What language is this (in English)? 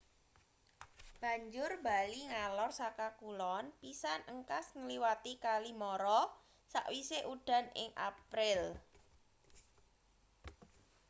Javanese